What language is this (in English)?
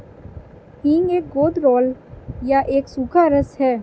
Hindi